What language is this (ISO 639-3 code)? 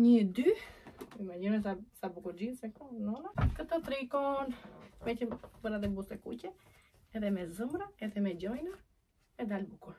ron